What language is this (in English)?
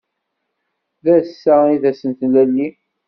Kabyle